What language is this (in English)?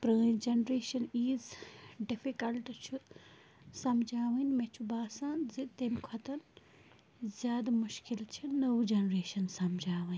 Kashmiri